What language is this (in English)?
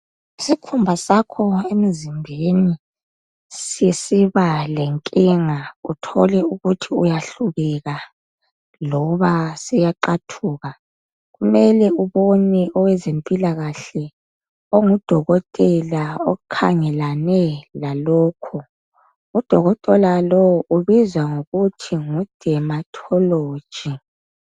North Ndebele